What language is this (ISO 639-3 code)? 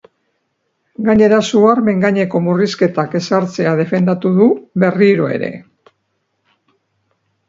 eus